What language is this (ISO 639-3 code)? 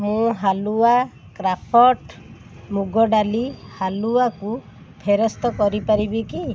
ori